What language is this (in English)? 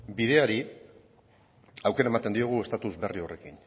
Basque